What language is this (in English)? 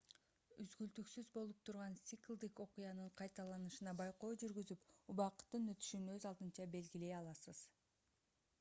Kyrgyz